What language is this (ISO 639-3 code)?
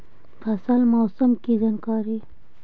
mag